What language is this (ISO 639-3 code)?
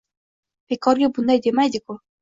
uzb